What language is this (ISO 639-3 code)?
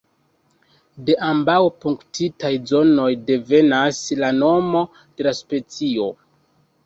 epo